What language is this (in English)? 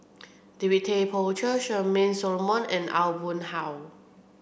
English